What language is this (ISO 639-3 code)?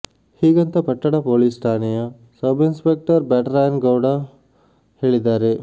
kan